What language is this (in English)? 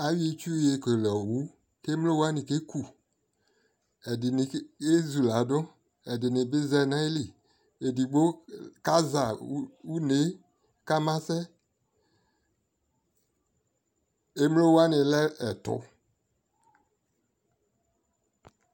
Ikposo